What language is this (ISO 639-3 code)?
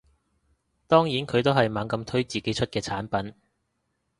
yue